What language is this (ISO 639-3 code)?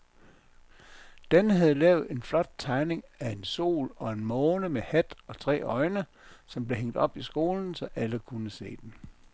dan